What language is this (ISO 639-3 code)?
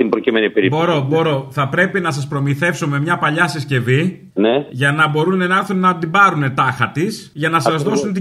ell